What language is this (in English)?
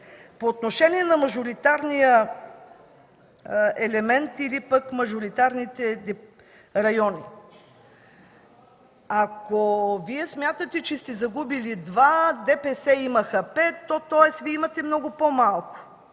Bulgarian